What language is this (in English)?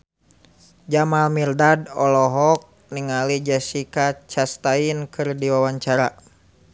Sundanese